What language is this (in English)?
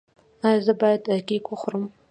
Pashto